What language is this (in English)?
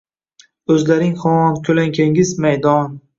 Uzbek